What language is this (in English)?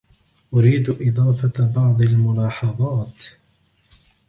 Arabic